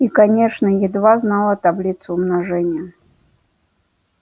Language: Russian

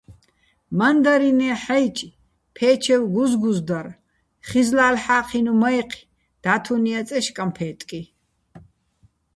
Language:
Bats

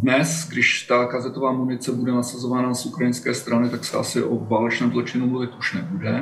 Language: Czech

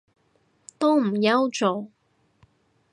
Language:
Cantonese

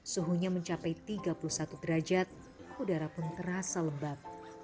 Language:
Indonesian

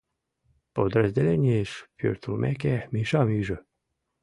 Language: Mari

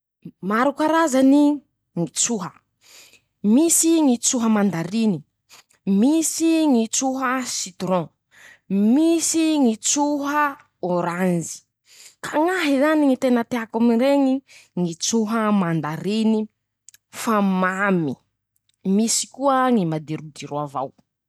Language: Masikoro Malagasy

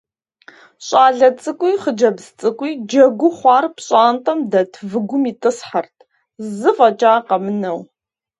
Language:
Kabardian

